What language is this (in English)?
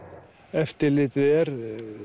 Icelandic